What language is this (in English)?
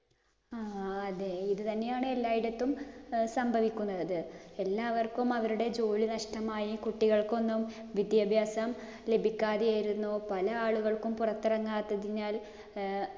Malayalam